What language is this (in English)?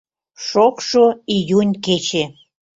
Mari